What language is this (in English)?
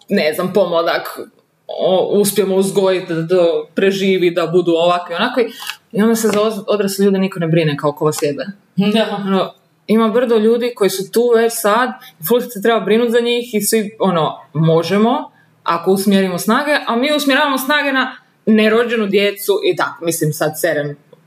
Croatian